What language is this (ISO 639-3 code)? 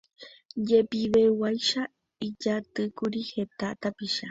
grn